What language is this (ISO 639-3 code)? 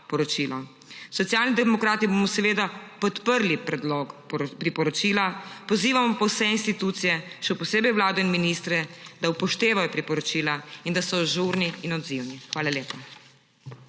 slv